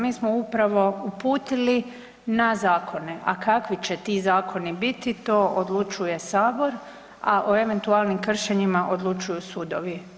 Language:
Croatian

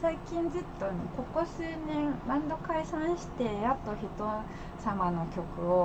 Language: Japanese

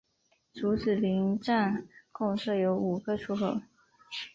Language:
Chinese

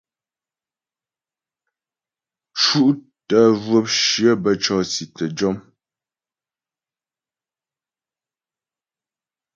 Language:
Ghomala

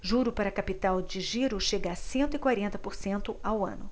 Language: Portuguese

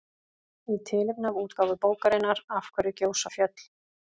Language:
Icelandic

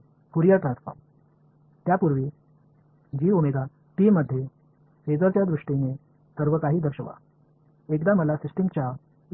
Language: Tamil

